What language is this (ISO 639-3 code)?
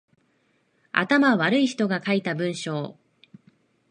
jpn